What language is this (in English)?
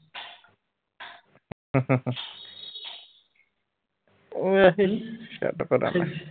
Punjabi